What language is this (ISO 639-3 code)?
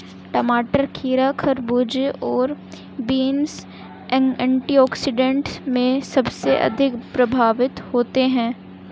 hin